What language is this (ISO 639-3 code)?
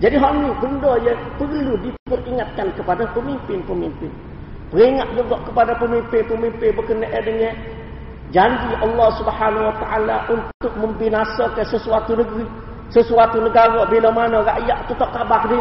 msa